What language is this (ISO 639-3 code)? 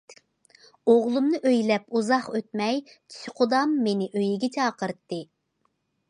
uig